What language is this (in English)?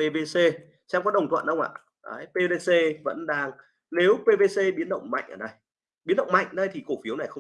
Vietnamese